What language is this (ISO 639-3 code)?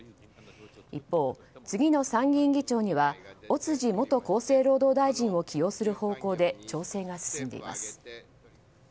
jpn